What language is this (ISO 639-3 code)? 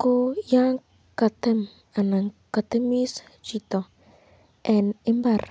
kln